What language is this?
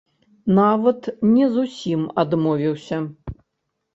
Belarusian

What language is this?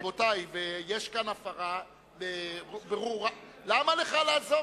Hebrew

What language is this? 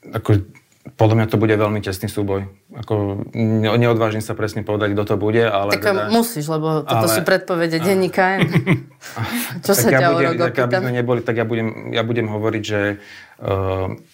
Slovak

